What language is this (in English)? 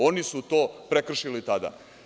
Serbian